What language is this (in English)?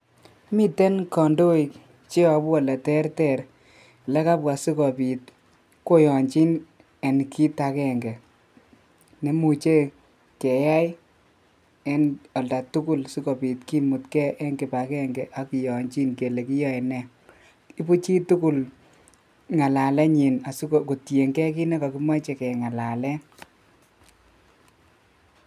Kalenjin